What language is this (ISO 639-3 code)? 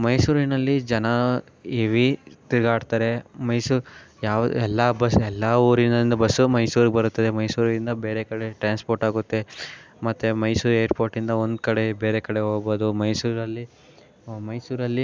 kan